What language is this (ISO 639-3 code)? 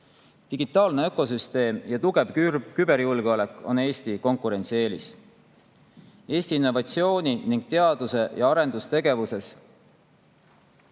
est